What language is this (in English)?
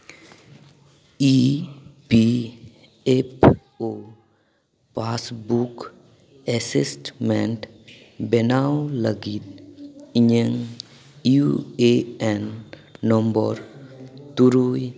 Santali